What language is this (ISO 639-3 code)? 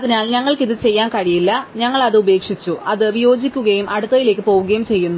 mal